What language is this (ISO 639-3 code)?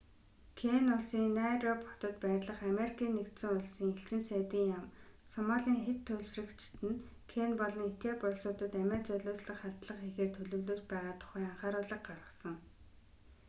mon